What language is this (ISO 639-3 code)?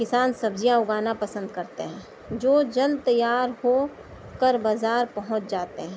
urd